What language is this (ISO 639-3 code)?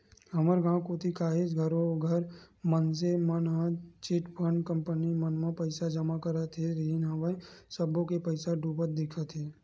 hne